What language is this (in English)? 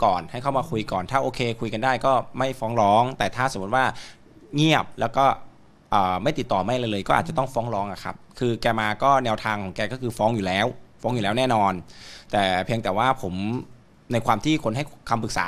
Thai